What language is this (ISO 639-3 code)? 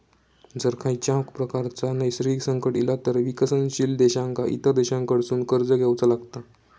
mar